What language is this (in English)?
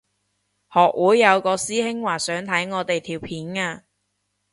Cantonese